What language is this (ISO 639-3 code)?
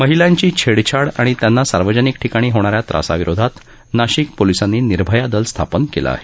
mar